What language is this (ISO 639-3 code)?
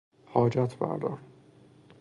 fas